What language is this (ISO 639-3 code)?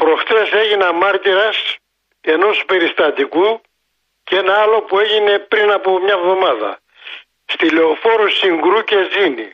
ell